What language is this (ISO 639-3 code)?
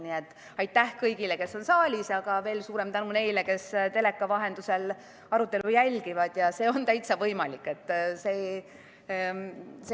est